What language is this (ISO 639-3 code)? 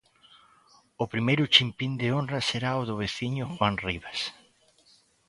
glg